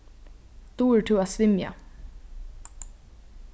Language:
Faroese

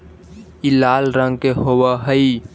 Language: Magahi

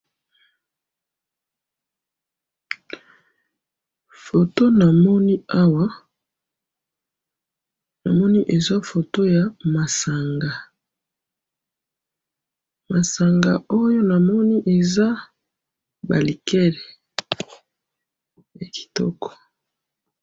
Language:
Lingala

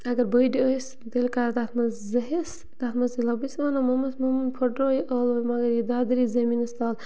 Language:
Kashmiri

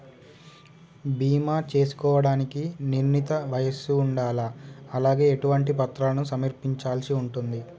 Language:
Telugu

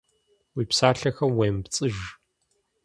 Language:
Kabardian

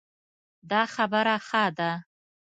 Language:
Pashto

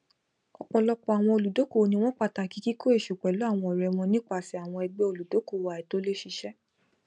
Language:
Yoruba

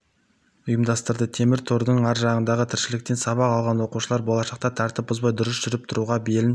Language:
Kazakh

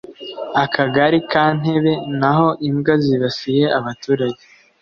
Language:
Kinyarwanda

